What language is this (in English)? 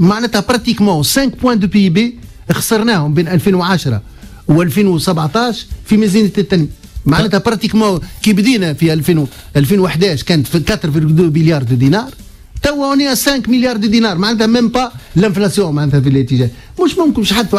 Arabic